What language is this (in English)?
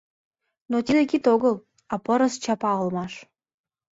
Mari